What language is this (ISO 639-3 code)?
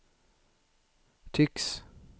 swe